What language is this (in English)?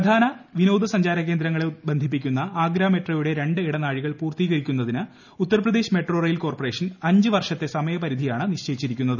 Malayalam